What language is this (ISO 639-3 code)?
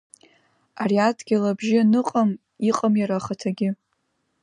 abk